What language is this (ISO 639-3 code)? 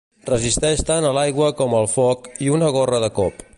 cat